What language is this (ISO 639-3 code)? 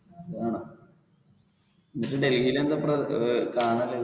mal